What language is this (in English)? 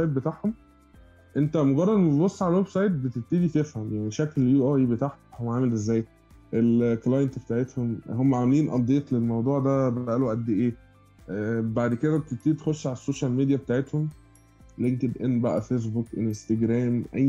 Arabic